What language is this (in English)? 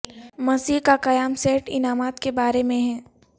Urdu